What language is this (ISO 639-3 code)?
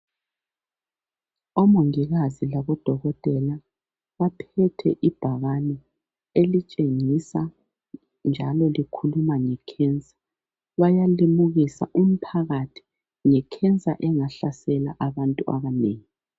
nde